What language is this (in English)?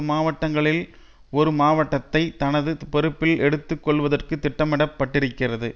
Tamil